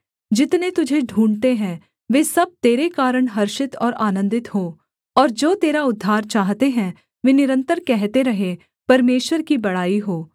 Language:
Hindi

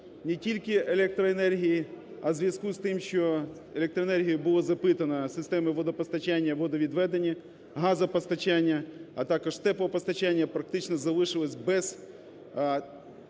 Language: Ukrainian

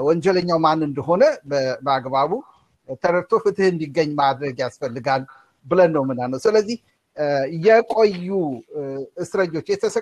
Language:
Amharic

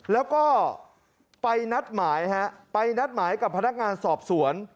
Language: Thai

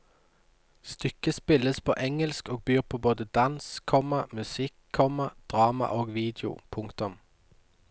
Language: Norwegian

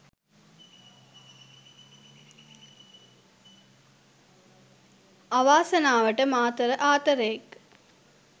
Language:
Sinhala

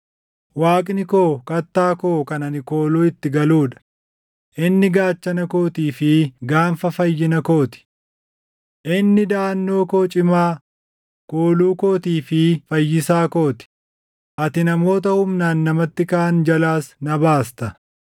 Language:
Oromo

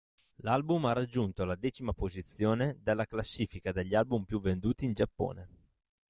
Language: Italian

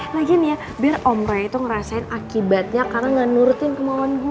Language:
Indonesian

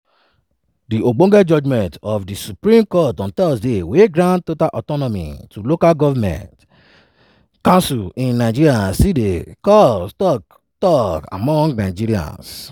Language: Nigerian Pidgin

